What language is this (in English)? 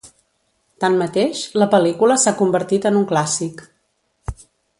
Catalan